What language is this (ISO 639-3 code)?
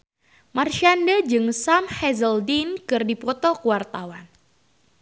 sun